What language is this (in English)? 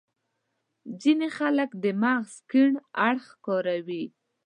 Pashto